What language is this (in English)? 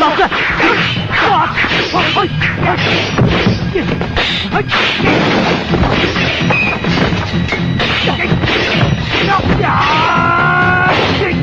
Thai